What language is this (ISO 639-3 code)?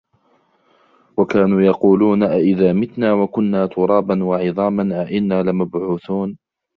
ara